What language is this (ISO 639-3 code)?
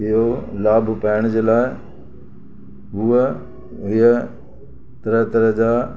snd